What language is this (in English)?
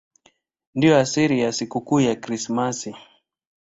Swahili